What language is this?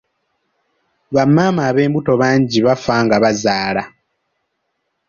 Ganda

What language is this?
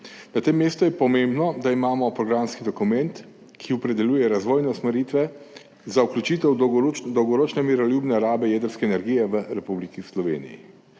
Slovenian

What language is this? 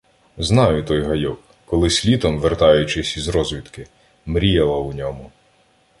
Ukrainian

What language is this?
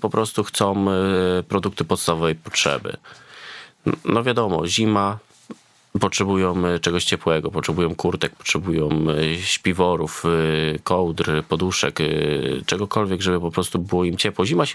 Polish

